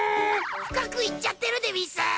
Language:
Japanese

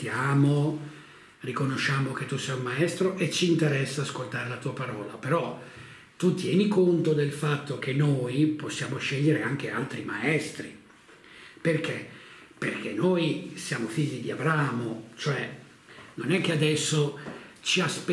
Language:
Italian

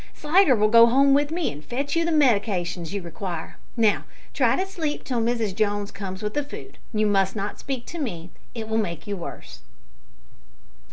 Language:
English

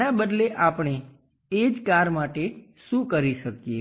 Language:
Gujarati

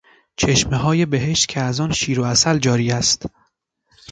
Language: Persian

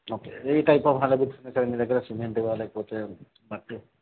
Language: Telugu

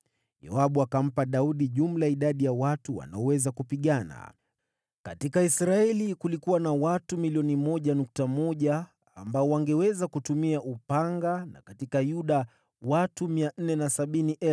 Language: Swahili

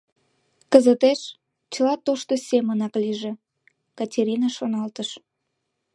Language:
Mari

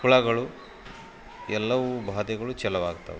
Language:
Kannada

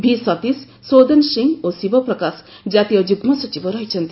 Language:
Odia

